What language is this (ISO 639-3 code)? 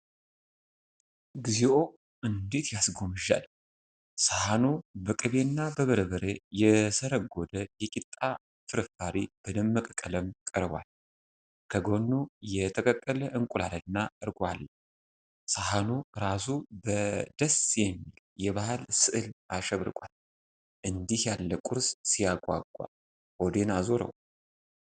amh